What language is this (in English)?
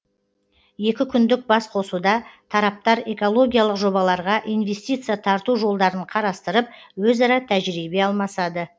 Kazakh